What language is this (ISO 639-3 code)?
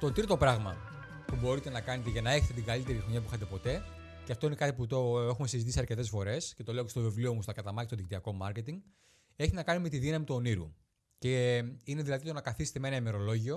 ell